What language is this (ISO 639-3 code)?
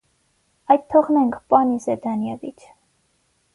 hye